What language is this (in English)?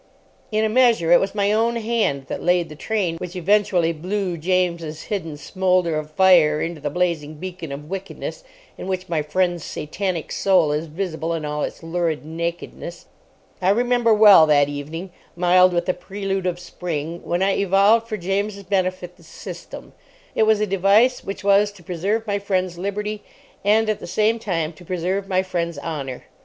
English